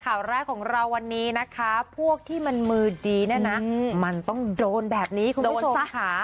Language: Thai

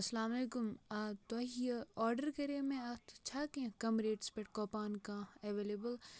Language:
Kashmiri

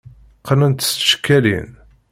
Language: Kabyle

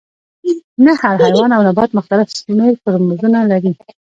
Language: Pashto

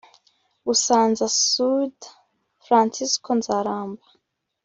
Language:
Kinyarwanda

